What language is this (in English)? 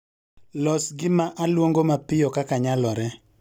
Luo (Kenya and Tanzania)